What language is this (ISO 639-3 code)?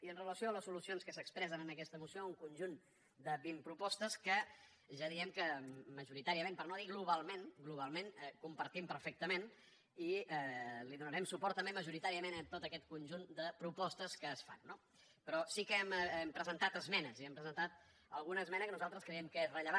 cat